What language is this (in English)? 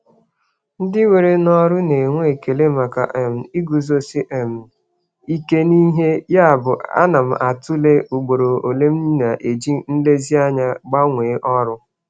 Igbo